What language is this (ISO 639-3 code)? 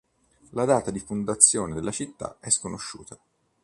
ita